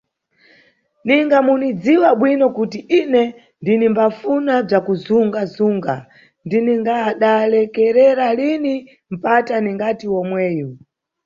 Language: Nyungwe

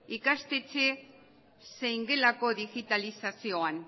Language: Basque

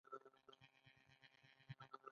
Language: Pashto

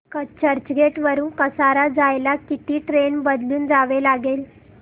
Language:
Marathi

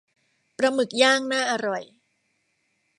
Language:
Thai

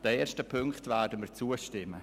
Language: Swiss German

